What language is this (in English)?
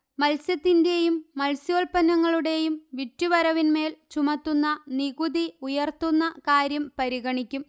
Malayalam